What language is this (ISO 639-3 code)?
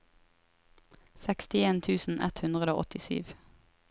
nor